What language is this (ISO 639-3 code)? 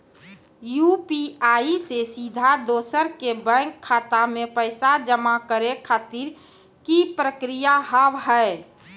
mai